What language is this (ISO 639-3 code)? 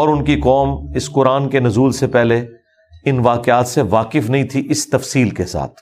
urd